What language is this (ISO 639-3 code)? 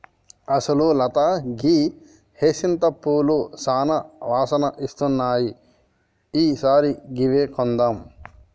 tel